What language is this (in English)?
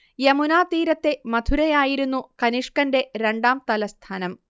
Malayalam